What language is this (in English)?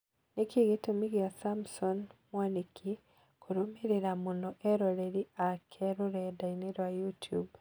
Kikuyu